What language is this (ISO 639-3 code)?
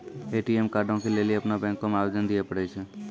mai